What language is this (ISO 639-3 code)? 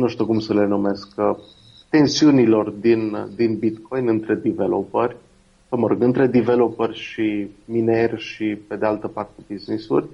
ron